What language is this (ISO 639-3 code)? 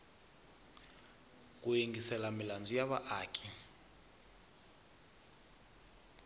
tso